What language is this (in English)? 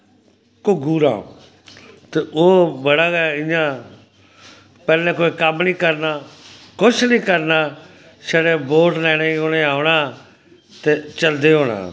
Dogri